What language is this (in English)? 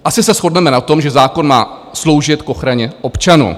Czech